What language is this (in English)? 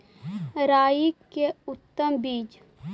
Magahi